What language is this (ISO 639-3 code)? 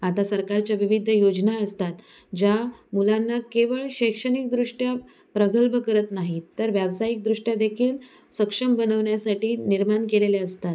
mar